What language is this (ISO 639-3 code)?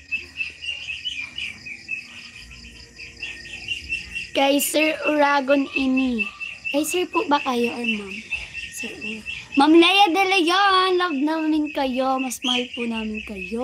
fil